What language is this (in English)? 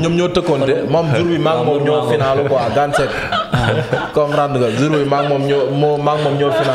Indonesian